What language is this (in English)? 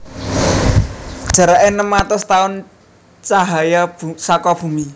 Javanese